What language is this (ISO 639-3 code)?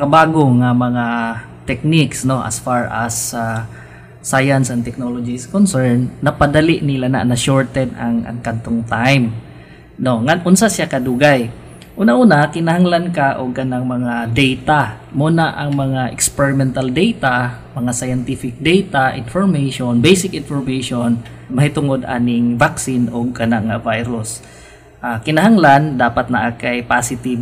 fil